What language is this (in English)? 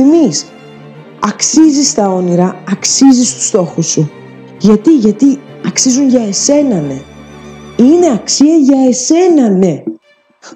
Greek